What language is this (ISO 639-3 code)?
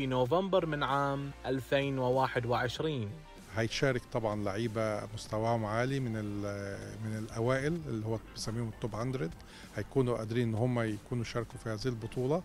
ara